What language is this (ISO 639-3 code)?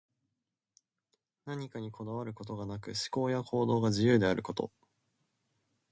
jpn